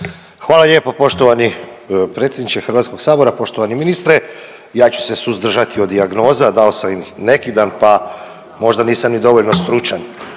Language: Croatian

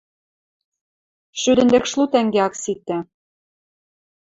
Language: Western Mari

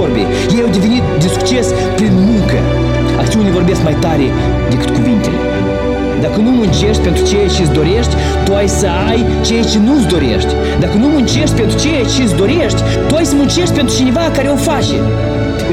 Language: Romanian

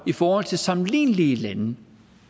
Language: Danish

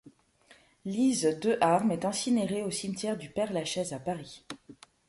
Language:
French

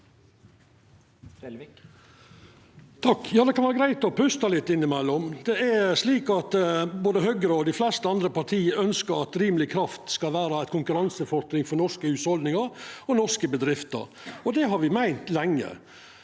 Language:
Norwegian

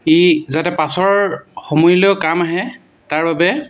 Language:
Assamese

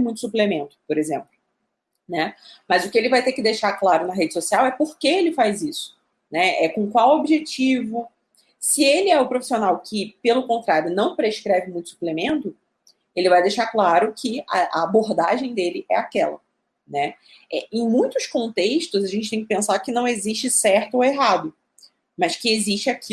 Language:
Portuguese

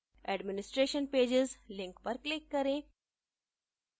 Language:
Hindi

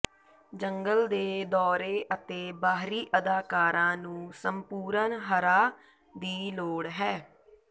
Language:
Punjabi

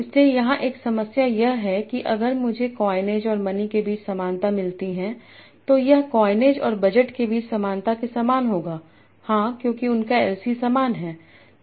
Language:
Hindi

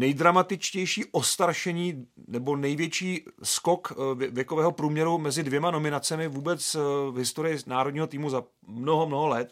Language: Czech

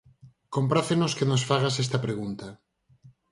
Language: Galician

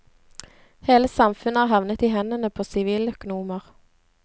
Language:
Norwegian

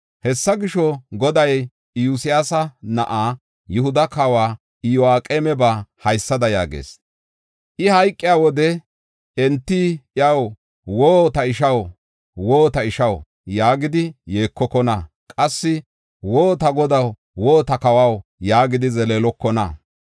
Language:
Gofa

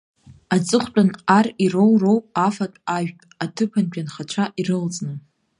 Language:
Abkhazian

